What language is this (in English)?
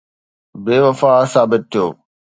Sindhi